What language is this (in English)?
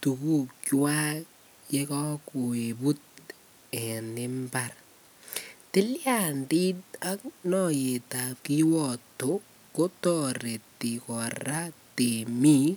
Kalenjin